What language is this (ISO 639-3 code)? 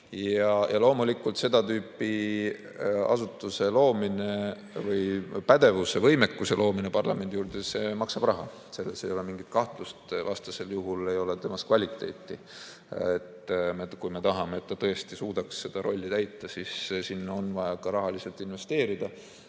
est